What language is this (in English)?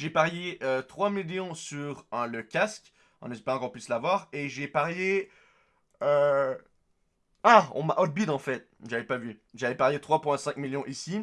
French